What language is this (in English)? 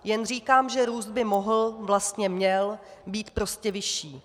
Czech